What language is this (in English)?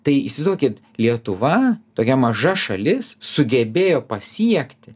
Lithuanian